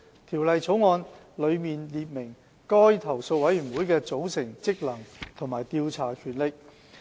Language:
Cantonese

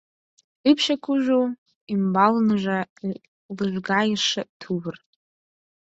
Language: Mari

